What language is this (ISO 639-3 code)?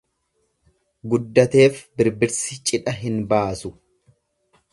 orm